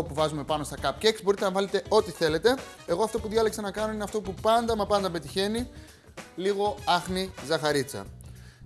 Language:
Greek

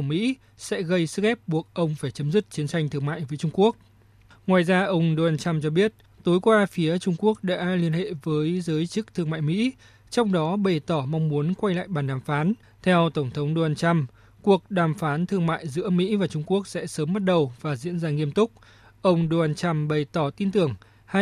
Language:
Vietnamese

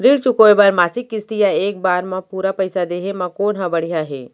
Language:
Chhattisgarhi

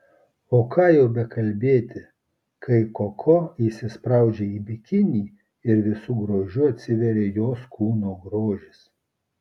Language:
Lithuanian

